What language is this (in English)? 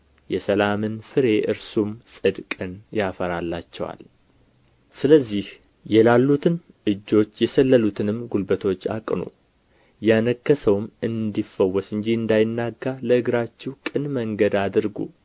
Amharic